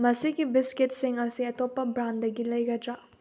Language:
Manipuri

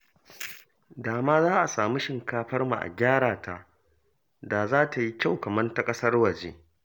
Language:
Hausa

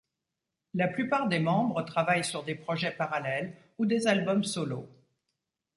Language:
French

